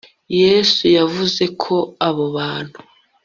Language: Kinyarwanda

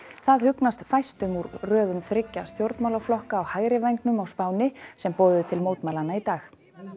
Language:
Icelandic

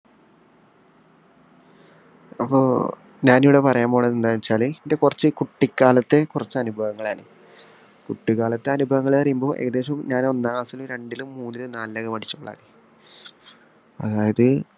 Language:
Malayalam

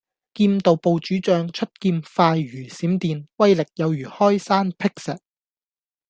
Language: Cantonese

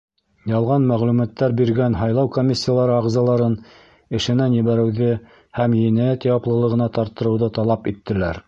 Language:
Bashkir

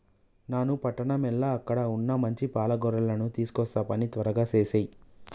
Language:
Telugu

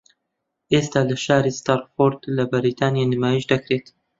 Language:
Central Kurdish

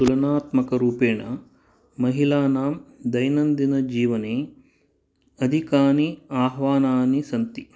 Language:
Sanskrit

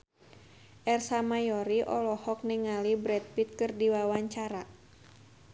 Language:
Sundanese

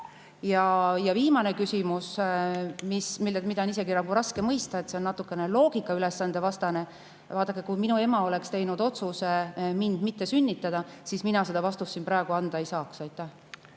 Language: Estonian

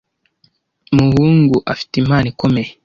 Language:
Kinyarwanda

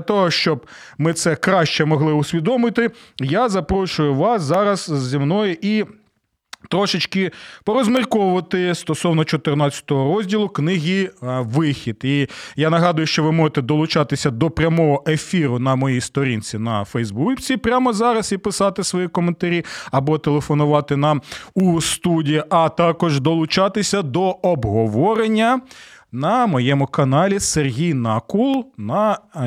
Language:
Ukrainian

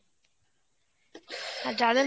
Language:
Bangla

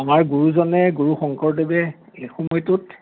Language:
Assamese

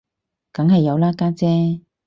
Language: Cantonese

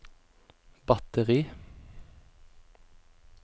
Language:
Norwegian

